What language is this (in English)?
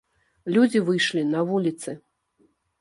Belarusian